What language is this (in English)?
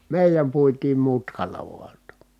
Finnish